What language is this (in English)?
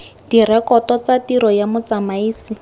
Tswana